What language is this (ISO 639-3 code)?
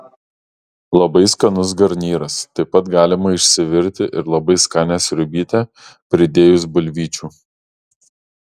lit